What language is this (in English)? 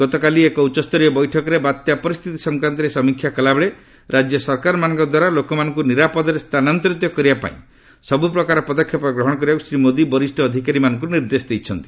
Odia